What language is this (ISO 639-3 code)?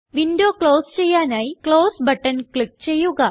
mal